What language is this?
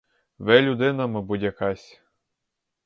Ukrainian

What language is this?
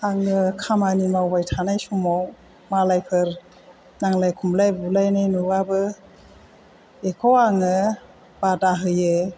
Bodo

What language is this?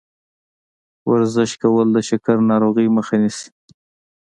Pashto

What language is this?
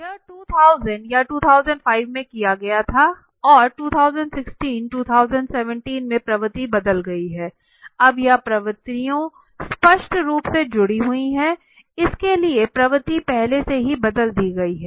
Hindi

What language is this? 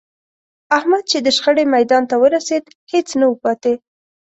Pashto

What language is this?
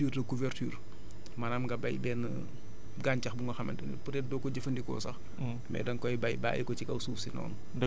Wolof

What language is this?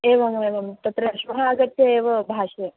Sanskrit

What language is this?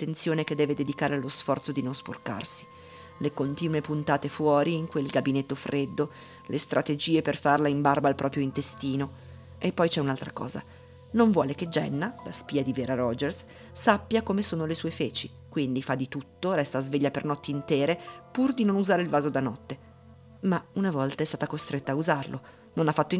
Italian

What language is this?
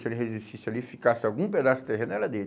Portuguese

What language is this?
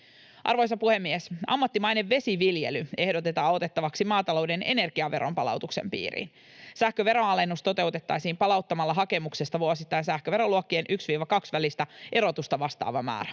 Finnish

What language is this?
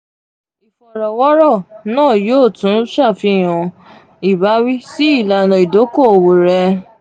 Yoruba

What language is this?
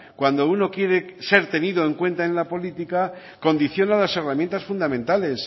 Spanish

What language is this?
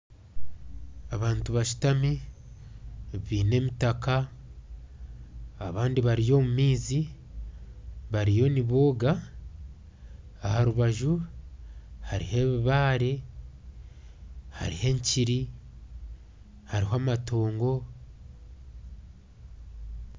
Nyankole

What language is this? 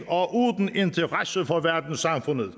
Danish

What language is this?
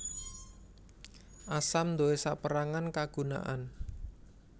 Javanese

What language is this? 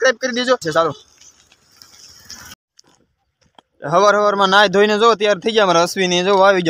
Korean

